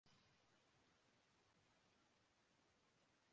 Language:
Urdu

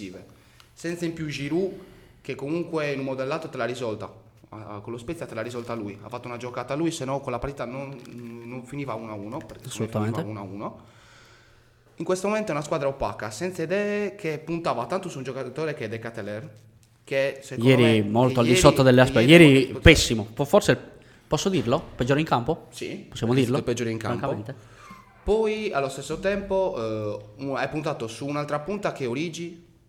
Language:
Italian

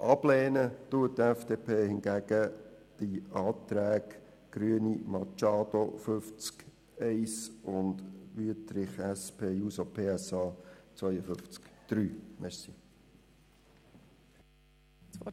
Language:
Swiss German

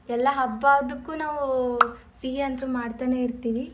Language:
Kannada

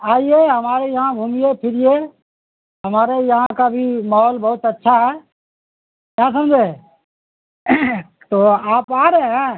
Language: Urdu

